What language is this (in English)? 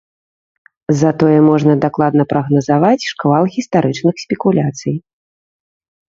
Belarusian